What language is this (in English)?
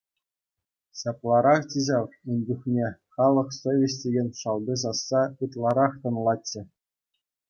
Chuvash